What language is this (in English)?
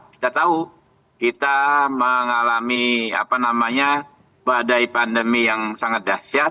Indonesian